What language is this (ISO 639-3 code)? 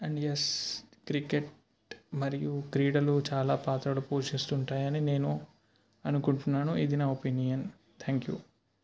tel